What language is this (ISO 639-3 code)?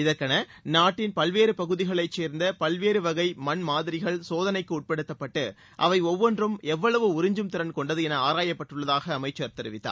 tam